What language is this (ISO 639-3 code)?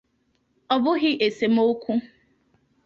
ibo